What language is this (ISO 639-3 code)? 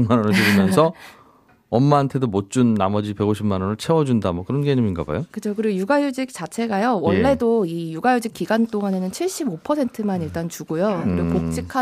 kor